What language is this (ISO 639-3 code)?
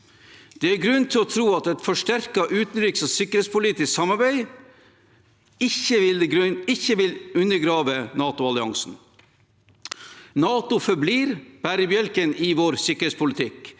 nor